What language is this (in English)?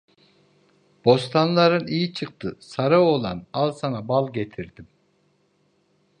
Turkish